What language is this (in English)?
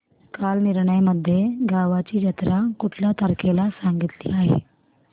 Marathi